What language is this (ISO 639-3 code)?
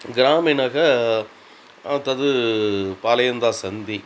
san